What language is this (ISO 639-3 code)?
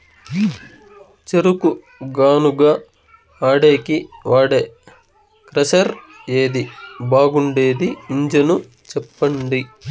tel